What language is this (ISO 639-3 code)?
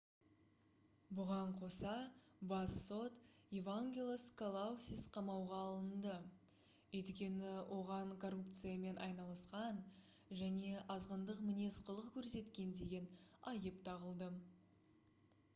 kaz